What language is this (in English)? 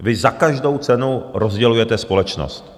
Czech